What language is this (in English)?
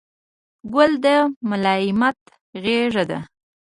Pashto